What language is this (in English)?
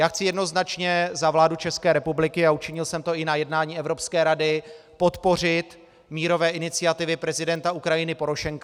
Czech